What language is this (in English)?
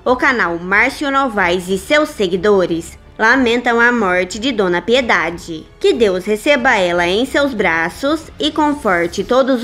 Portuguese